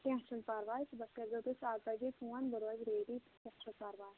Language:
Kashmiri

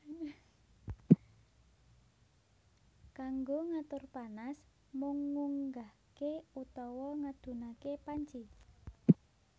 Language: Javanese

